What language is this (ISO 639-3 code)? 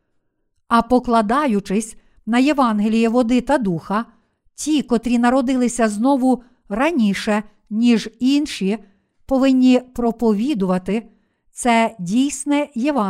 ukr